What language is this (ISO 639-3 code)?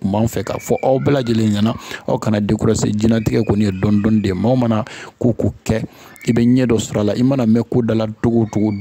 fra